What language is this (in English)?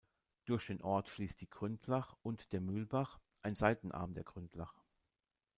German